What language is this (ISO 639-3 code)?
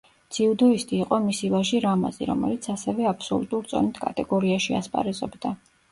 kat